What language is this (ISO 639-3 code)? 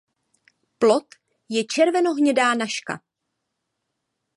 ces